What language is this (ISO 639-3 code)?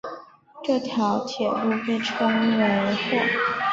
zho